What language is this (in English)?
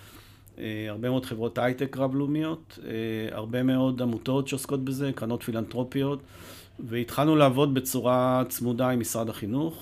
Hebrew